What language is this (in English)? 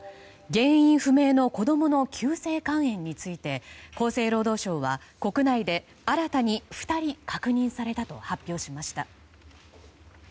Japanese